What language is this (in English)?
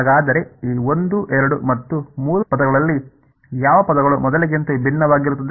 Kannada